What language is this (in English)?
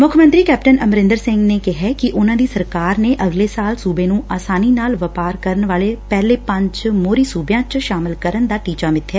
Punjabi